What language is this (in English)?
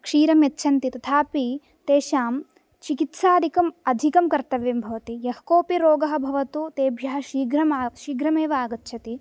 Sanskrit